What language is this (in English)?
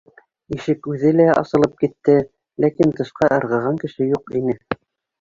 Bashkir